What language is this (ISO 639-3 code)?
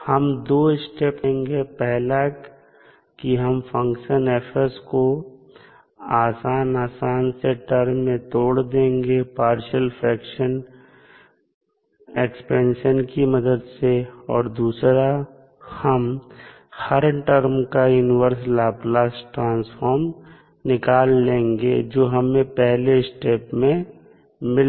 hin